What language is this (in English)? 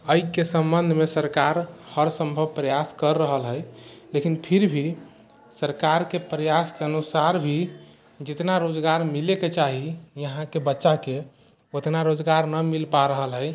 Maithili